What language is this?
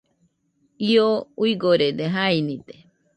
Nüpode Huitoto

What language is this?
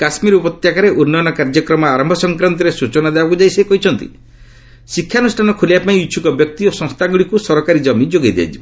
Odia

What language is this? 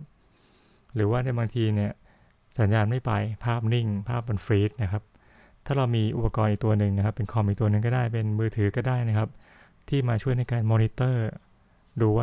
Thai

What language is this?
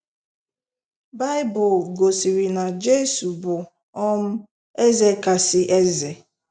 Igbo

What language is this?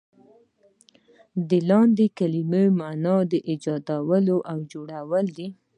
Pashto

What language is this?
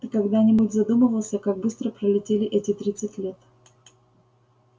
Russian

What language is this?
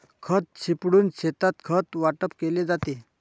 Marathi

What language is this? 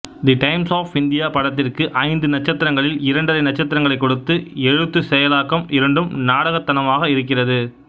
Tamil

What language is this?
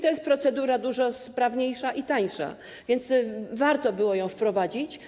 Polish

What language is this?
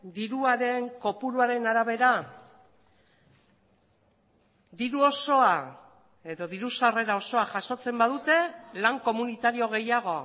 Basque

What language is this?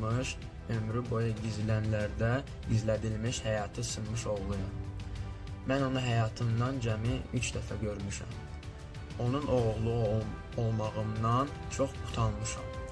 Turkish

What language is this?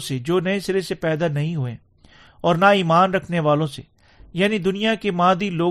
Urdu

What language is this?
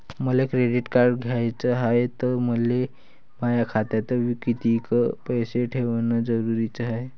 Marathi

